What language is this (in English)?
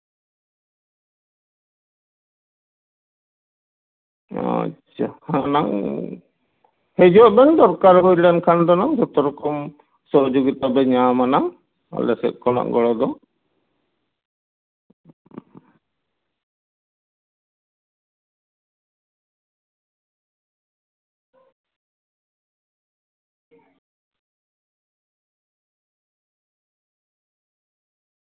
Santali